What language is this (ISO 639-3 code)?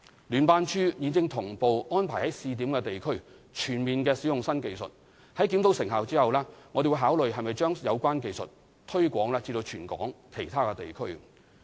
yue